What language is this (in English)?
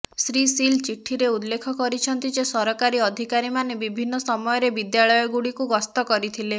Odia